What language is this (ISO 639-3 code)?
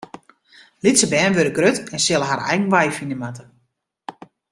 fry